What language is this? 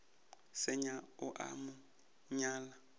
Northern Sotho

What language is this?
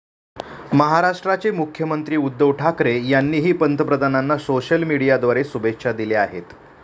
Marathi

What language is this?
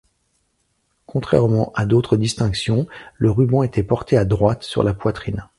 French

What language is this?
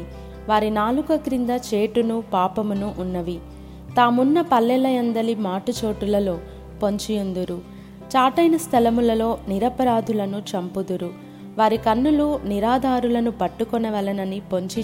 Telugu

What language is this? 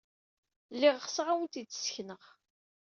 Kabyle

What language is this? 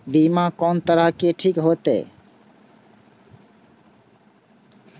Maithili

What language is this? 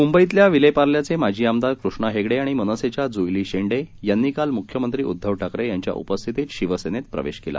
Marathi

